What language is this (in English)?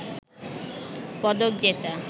Bangla